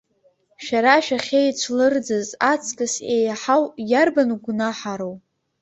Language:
Abkhazian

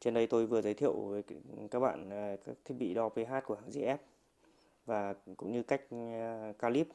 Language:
Vietnamese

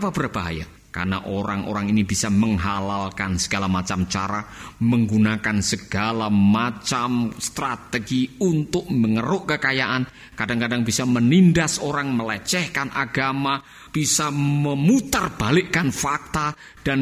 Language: Indonesian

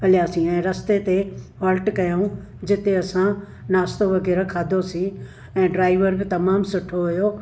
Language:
Sindhi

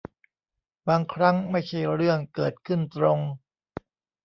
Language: Thai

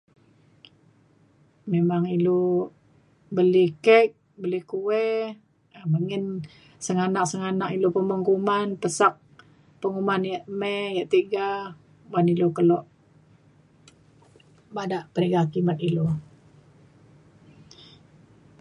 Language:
Mainstream Kenyah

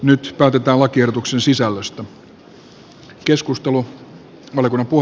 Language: Finnish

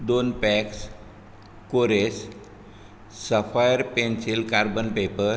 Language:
Konkani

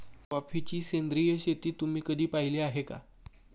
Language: Marathi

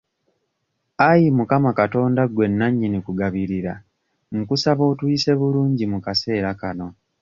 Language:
Ganda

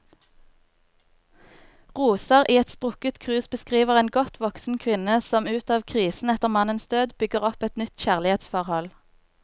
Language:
Norwegian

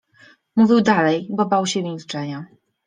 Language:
Polish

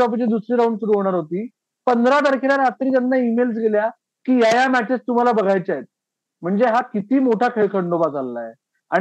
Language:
Marathi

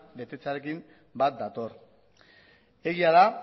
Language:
Basque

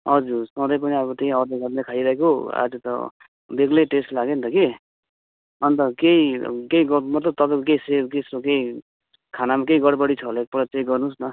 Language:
Nepali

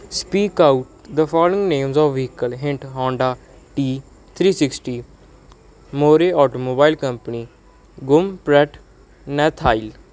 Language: Punjabi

